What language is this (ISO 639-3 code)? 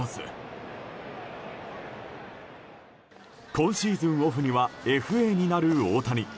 jpn